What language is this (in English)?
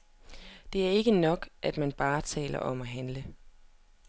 Danish